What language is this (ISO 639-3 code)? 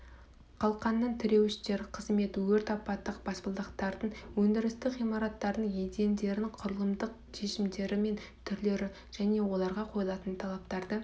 kaz